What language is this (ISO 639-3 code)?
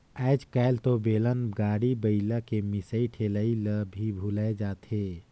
hne